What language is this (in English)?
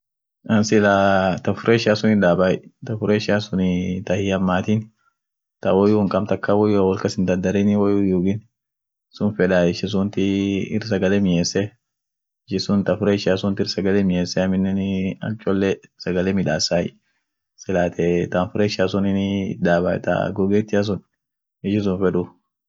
Orma